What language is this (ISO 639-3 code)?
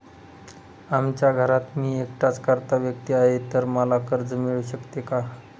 mar